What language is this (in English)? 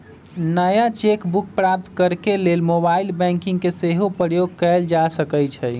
Magahi